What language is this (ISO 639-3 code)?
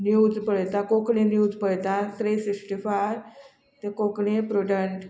kok